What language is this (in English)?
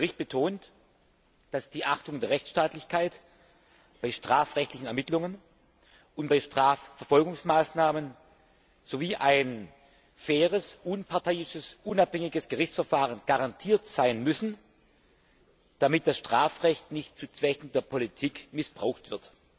German